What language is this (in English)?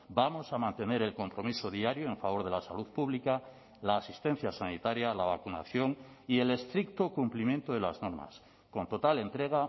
Spanish